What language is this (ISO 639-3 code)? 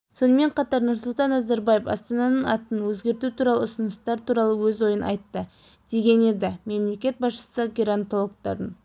kaz